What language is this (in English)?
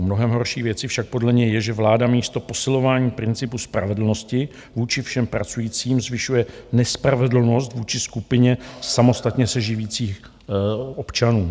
Czech